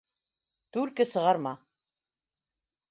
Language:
Bashkir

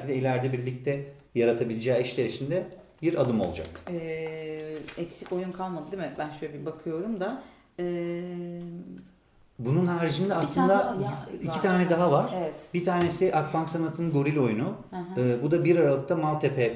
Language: Turkish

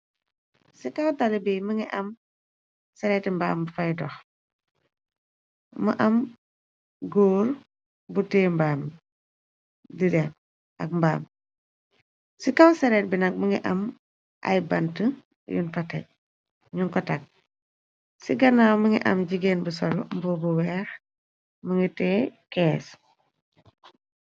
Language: Wolof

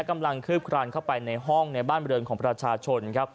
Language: Thai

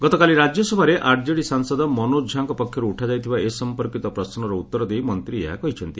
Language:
Odia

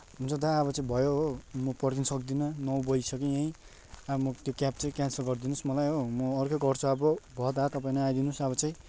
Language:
Nepali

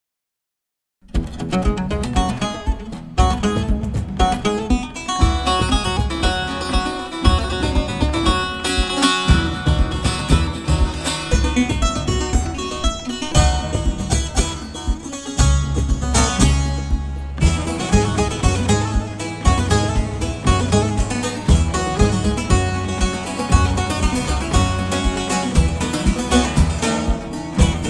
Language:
Turkish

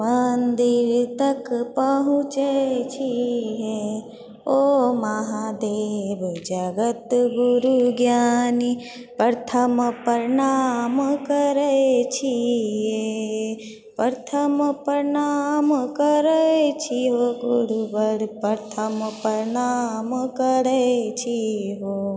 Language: Maithili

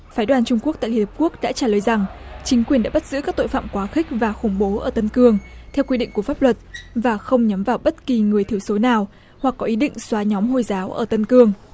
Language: Vietnamese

